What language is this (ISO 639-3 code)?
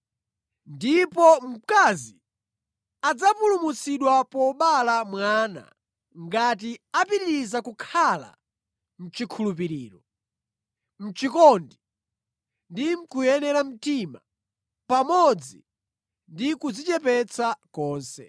nya